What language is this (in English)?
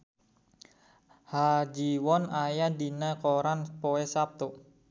Sundanese